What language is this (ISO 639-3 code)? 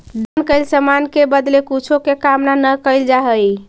mag